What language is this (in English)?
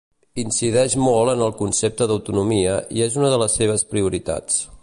Catalan